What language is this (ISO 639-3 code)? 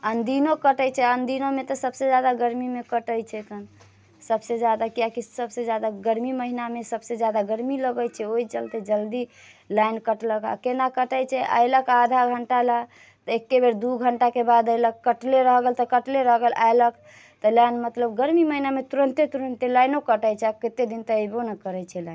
mai